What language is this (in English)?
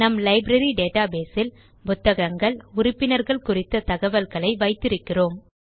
Tamil